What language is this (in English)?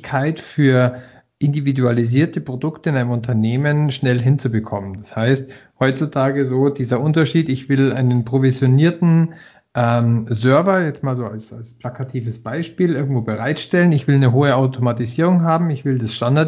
German